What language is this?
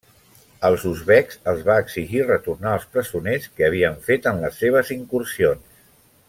Catalan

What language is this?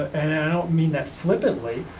English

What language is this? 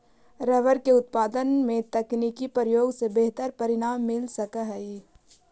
Magahi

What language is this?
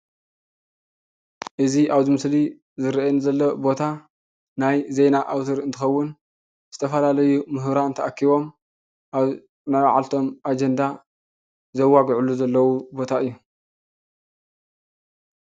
Tigrinya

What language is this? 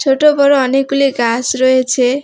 Bangla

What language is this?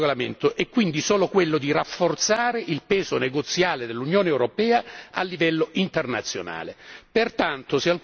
Italian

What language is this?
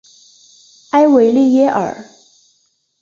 Chinese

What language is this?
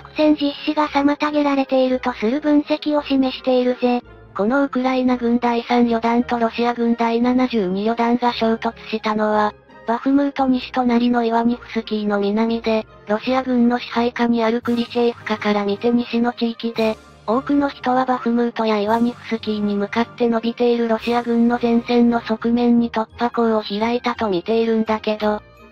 Japanese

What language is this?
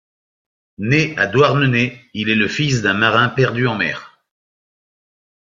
French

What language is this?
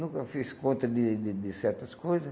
Portuguese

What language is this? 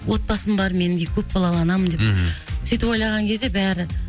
Kazakh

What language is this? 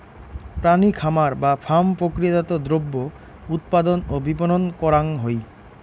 Bangla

